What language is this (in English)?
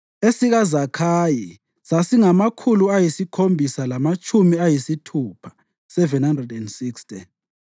North Ndebele